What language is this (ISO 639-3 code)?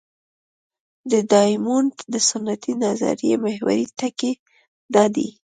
pus